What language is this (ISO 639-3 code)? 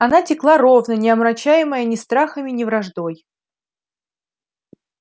rus